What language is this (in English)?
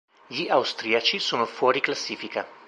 Italian